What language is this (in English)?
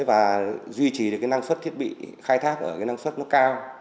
Vietnamese